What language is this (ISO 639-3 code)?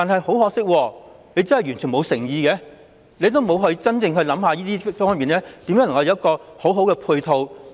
yue